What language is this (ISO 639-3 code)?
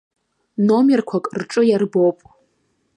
abk